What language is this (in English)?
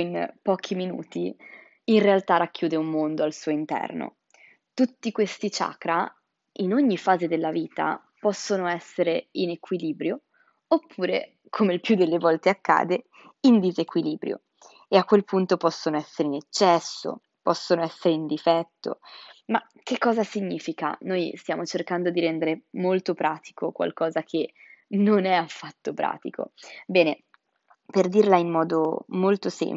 Italian